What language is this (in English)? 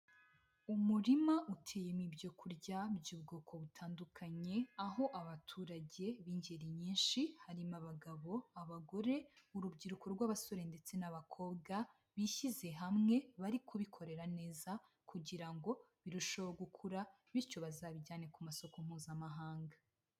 Kinyarwanda